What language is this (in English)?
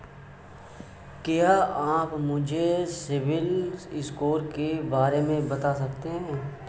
Hindi